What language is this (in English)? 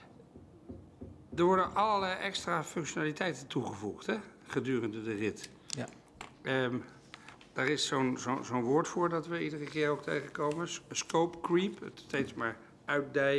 Dutch